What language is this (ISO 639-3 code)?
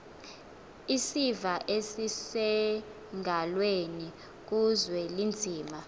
xho